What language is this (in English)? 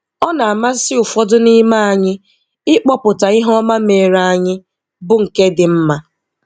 Igbo